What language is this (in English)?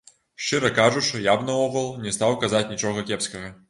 Belarusian